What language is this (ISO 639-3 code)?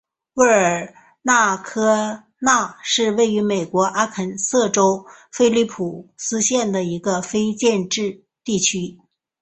zho